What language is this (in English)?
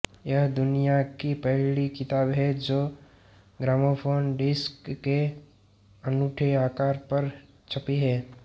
Hindi